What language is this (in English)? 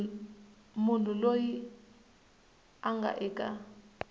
Tsonga